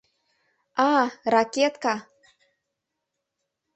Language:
Mari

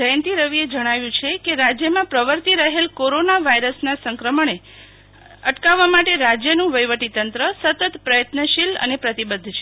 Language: Gujarati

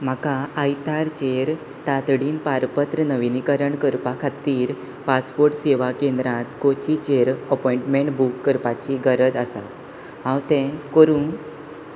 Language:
Konkani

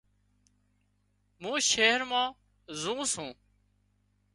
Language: Wadiyara Koli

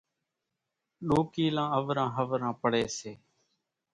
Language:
Kachi Koli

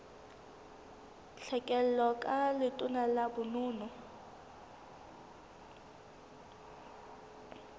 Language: Southern Sotho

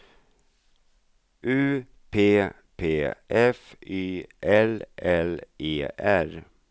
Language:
Swedish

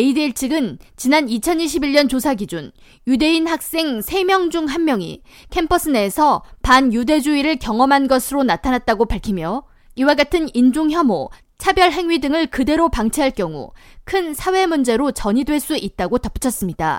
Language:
Korean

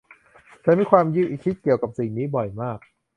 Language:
Thai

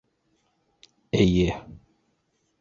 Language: Bashkir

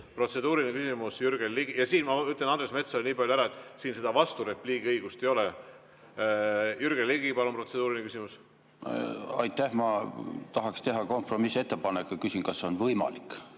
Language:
Estonian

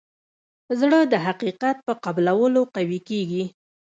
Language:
Pashto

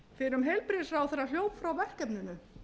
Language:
Icelandic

